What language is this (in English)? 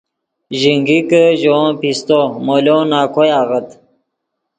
Yidgha